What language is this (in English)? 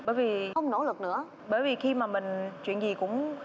Vietnamese